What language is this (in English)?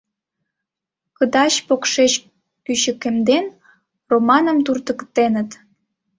Mari